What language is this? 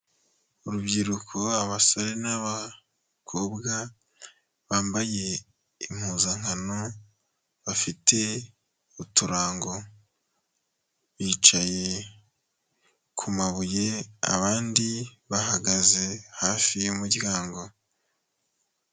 Kinyarwanda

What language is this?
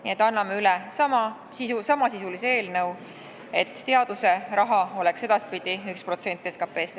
Estonian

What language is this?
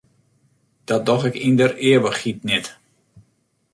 Western Frisian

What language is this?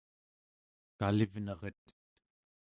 Central Yupik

